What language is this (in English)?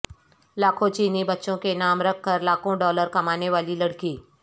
Urdu